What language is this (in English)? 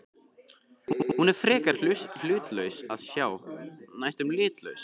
Icelandic